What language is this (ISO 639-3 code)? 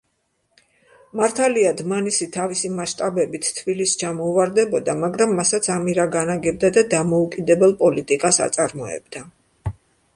kat